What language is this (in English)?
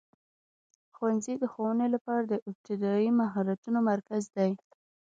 Pashto